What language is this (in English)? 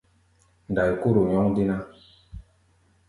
Gbaya